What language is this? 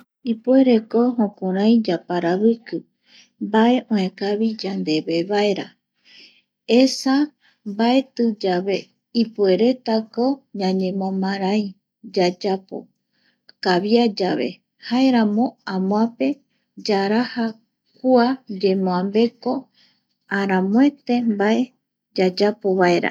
Eastern Bolivian Guaraní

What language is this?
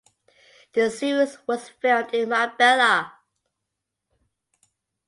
English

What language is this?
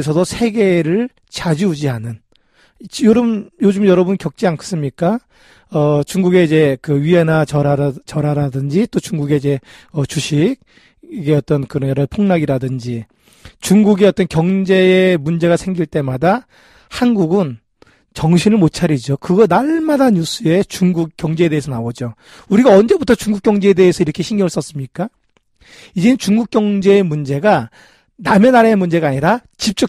Korean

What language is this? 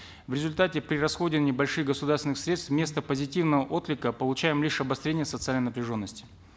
Kazakh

